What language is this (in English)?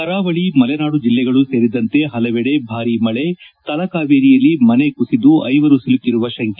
Kannada